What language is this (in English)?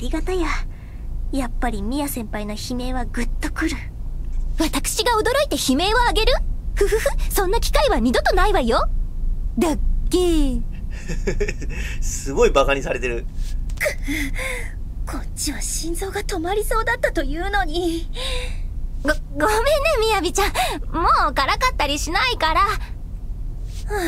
Japanese